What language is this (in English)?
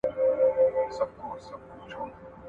Pashto